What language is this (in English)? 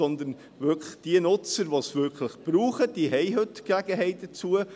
Swiss German